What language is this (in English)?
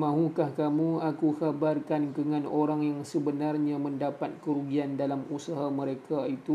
Malay